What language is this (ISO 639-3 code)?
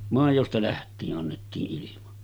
fin